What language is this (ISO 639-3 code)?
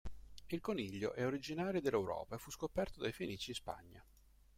ita